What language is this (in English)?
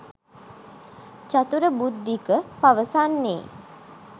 Sinhala